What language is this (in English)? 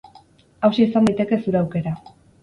Basque